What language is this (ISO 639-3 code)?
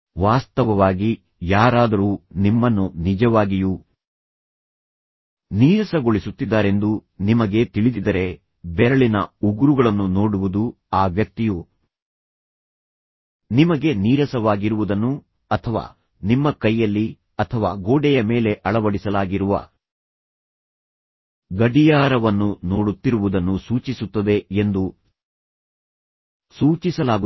kan